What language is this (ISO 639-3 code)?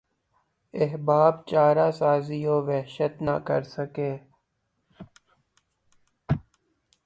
urd